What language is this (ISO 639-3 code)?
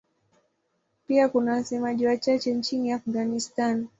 swa